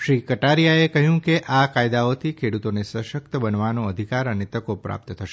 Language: Gujarati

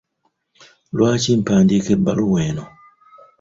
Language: Ganda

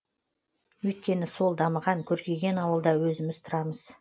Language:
Kazakh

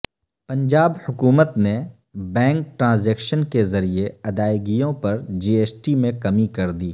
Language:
Urdu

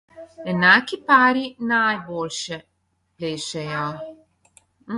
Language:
Slovenian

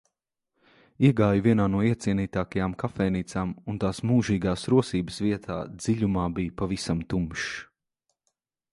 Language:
Latvian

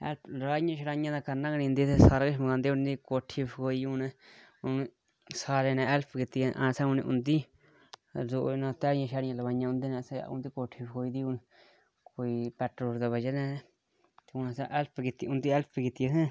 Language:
Dogri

